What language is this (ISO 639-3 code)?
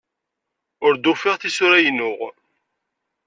kab